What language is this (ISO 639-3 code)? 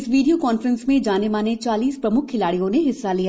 hin